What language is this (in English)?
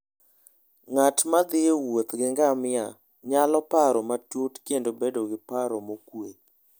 Luo (Kenya and Tanzania)